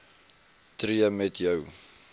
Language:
Afrikaans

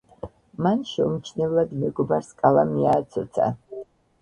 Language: Georgian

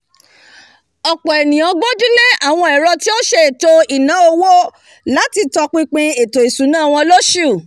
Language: Yoruba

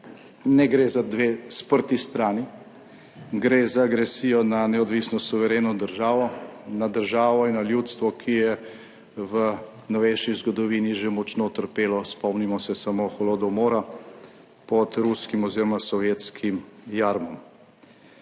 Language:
Slovenian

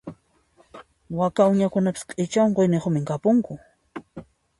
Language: Puno Quechua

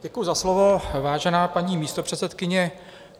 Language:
Czech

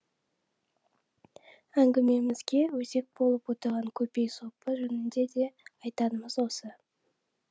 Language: Kazakh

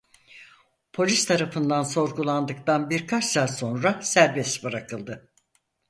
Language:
Turkish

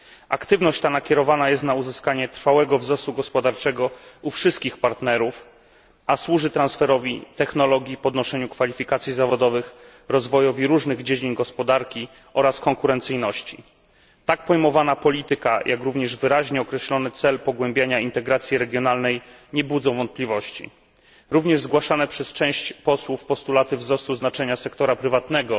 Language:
Polish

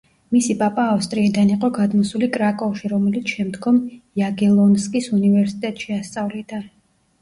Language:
Georgian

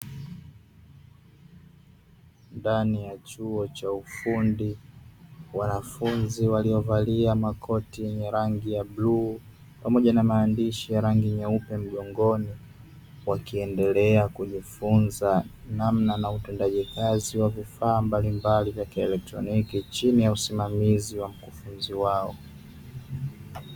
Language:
Swahili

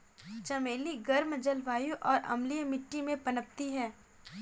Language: Hindi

